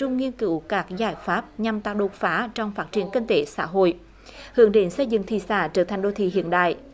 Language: Vietnamese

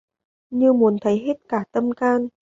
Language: Vietnamese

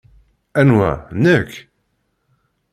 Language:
Kabyle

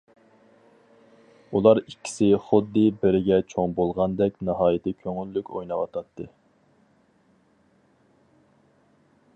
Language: Uyghur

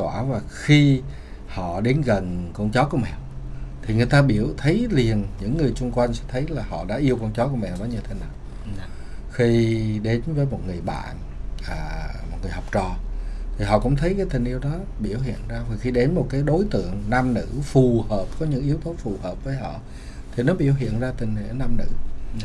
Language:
Vietnamese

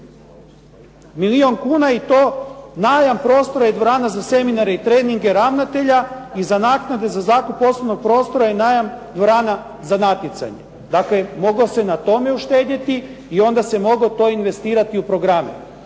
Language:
Croatian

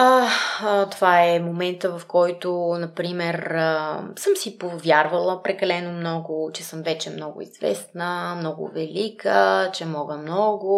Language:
Bulgarian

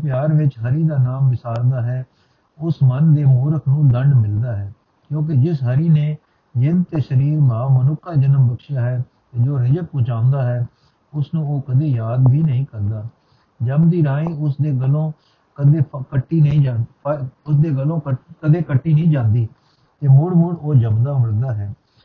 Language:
Punjabi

